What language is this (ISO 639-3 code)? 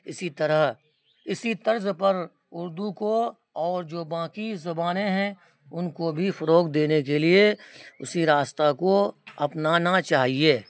urd